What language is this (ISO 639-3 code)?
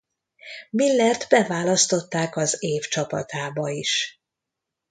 hun